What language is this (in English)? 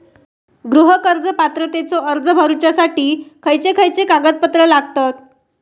Marathi